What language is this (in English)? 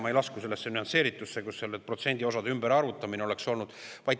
Estonian